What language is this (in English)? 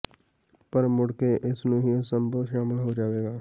Punjabi